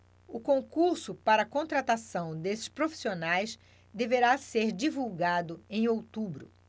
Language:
Portuguese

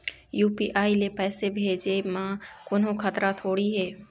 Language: Chhattisgarhi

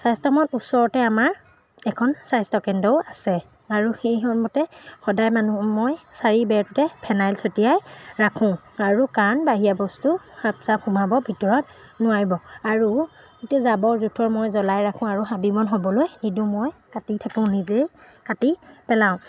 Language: Assamese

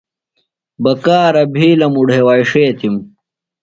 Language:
Phalura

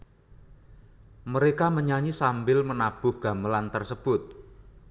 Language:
Javanese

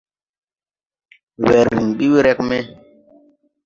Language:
Tupuri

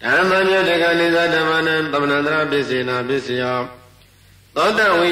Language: Arabic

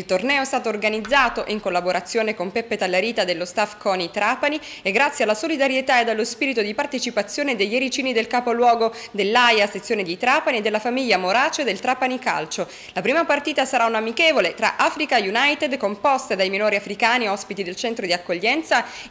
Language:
Italian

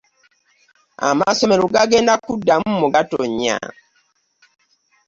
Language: Ganda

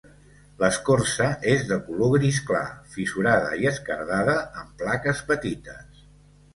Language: Catalan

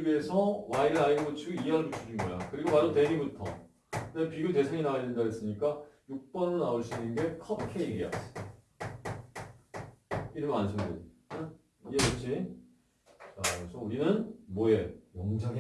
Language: Korean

